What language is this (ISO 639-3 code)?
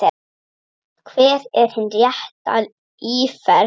isl